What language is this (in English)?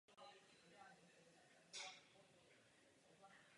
Czech